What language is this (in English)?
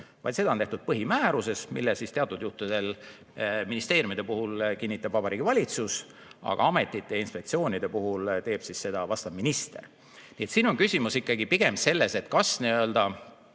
Estonian